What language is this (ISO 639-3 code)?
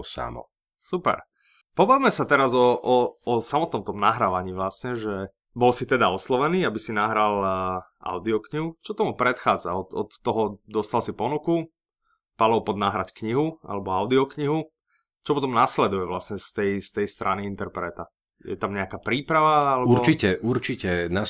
slk